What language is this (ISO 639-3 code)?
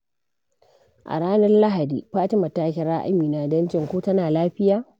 hau